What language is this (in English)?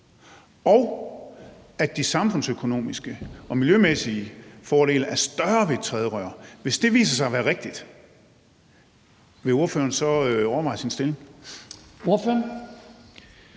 Danish